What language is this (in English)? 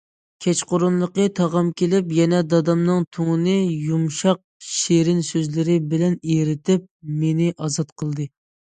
Uyghur